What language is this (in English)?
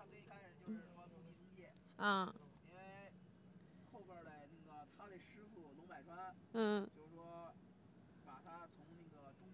Chinese